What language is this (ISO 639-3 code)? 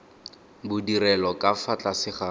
tsn